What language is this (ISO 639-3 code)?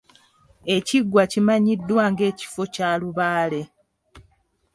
lug